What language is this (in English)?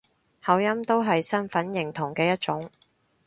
Cantonese